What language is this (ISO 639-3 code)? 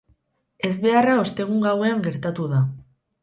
eus